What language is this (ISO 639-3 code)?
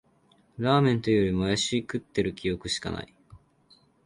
jpn